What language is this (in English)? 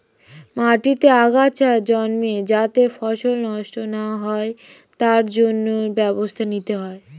Bangla